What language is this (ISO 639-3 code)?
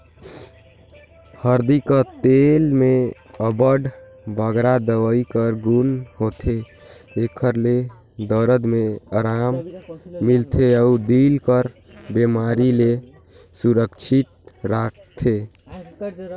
hne